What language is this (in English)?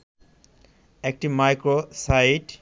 Bangla